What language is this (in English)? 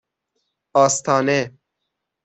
Persian